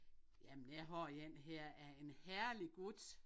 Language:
Danish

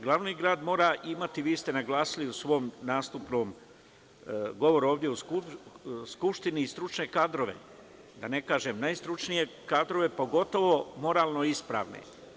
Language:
Serbian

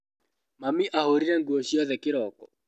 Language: Kikuyu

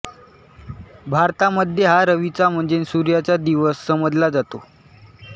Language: Marathi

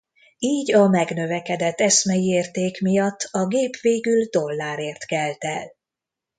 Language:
Hungarian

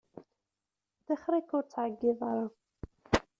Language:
Kabyle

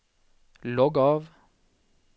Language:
Norwegian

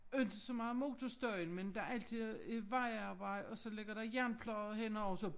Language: Danish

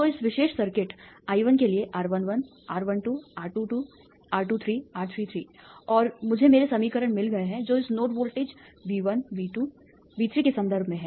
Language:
Hindi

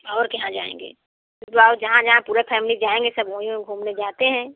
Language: Hindi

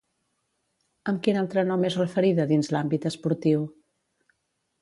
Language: Catalan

